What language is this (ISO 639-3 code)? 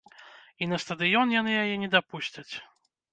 bel